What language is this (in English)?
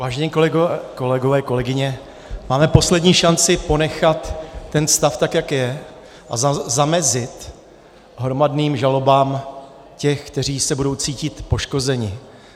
Czech